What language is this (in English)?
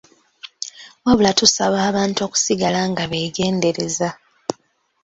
Ganda